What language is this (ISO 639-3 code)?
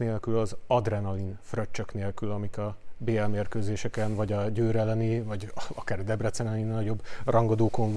hun